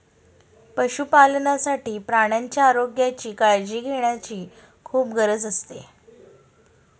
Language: Marathi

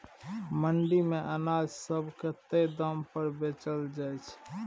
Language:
Maithili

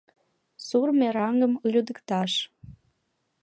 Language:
Mari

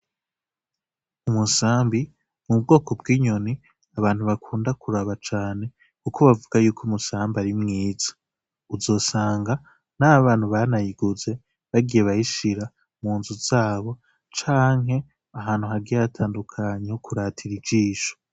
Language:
Rundi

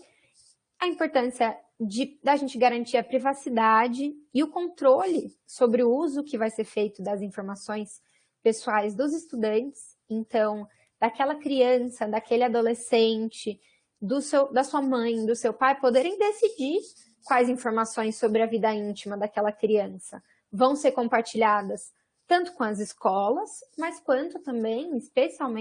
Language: Portuguese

